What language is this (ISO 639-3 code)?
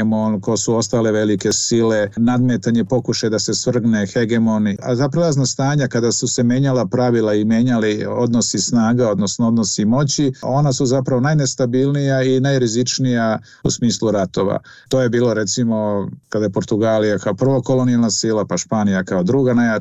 hrv